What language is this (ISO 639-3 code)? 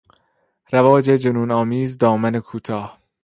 fas